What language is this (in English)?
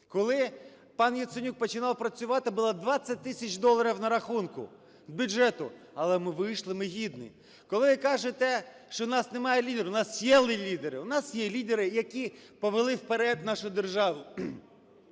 Ukrainian